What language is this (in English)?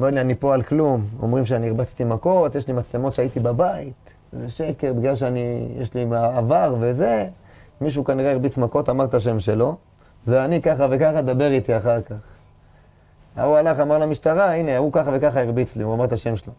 Hebrew